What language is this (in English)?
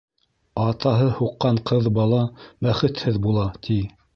Bashkir